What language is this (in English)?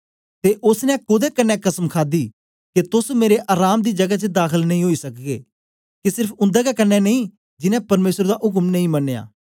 Dogri